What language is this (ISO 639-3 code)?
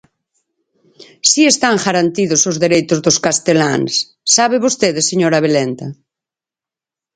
glg